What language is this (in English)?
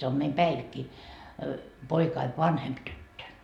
Finnish